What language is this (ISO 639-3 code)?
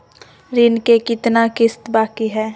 mag